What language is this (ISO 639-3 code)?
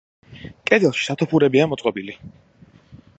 kat